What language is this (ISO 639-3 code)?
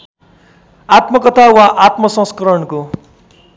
nep